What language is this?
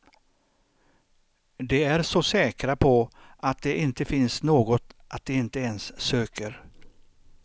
Swedish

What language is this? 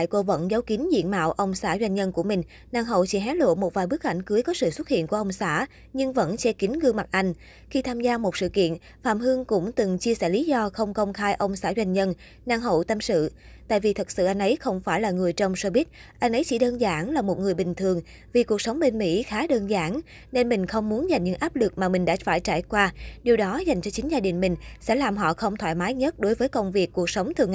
Vietnamese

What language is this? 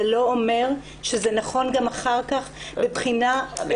Hebrew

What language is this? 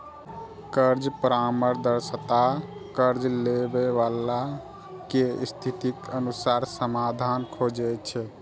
Maithili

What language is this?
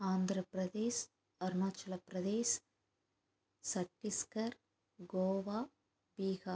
Tamil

